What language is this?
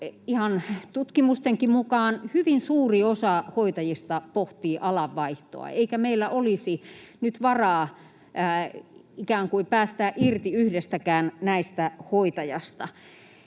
Finnish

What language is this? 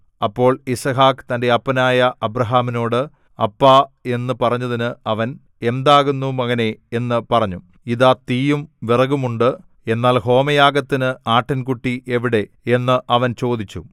Malayalam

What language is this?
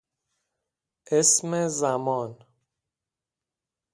Persian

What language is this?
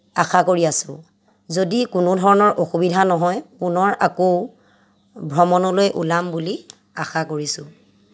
Assamese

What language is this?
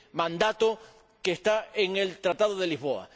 Spanish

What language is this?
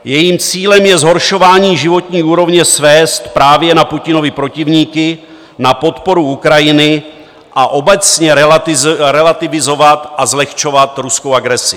Czech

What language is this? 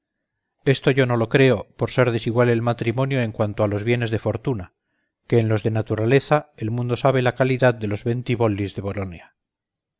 Spanish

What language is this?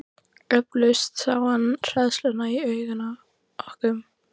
Icelandic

